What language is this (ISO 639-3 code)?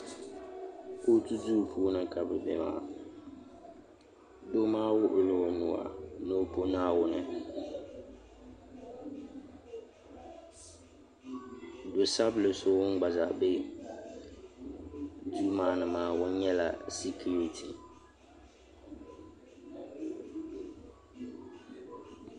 dag